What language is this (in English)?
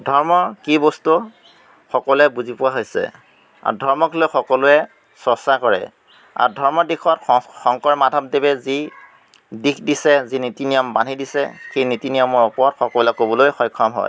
Assamese